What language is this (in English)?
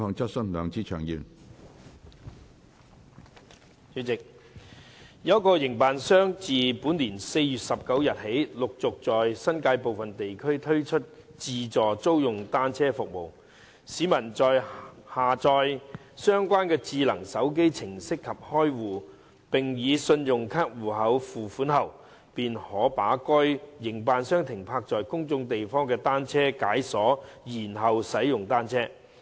Cantonese